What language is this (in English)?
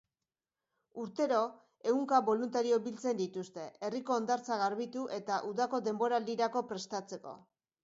Basque